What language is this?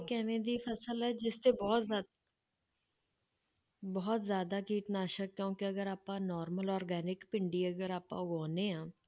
Punjabi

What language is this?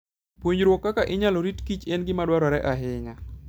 Luo (Kenya and Tanzania)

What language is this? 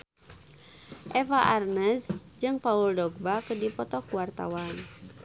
Sundanese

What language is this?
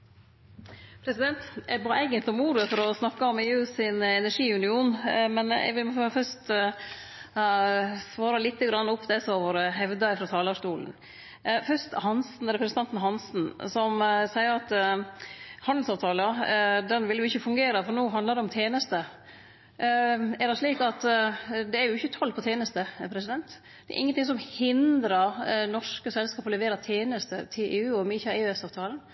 Norwegian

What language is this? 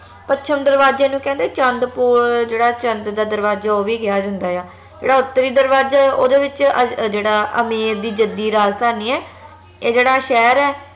Punjabi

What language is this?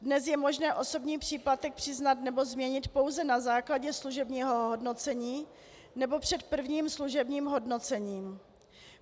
Czech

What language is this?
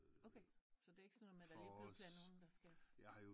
Danish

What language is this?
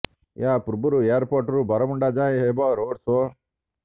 Odia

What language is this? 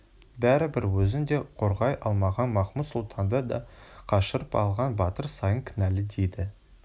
Kazakh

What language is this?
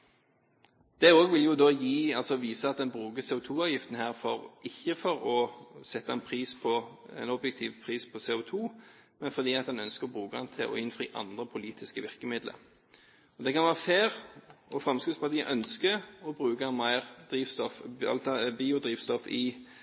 Norwegian Bokmål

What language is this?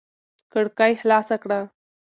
Pashto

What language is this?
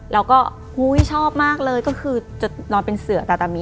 Thai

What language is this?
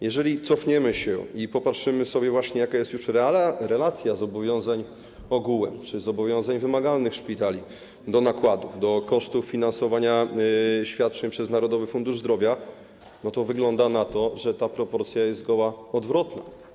Polish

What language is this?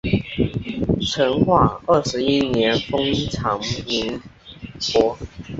Chinese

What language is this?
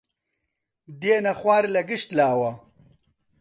Central Kurdish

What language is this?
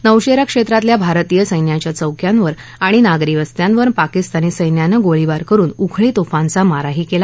Marathi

